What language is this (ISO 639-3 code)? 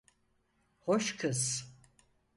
tur